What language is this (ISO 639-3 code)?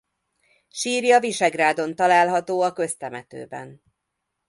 hun